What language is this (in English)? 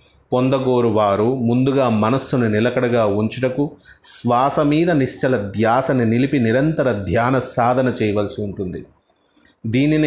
Telugu